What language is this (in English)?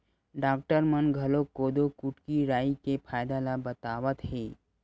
Chhattisgarhi